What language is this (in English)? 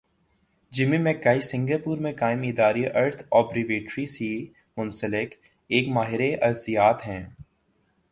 Urdu